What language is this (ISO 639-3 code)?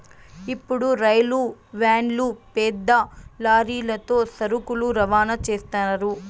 tel